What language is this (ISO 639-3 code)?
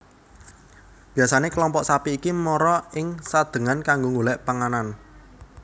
jav